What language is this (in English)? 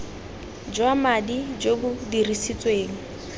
Tswana